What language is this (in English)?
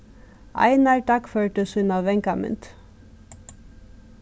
Faroese